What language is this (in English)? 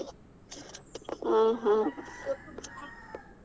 Kannada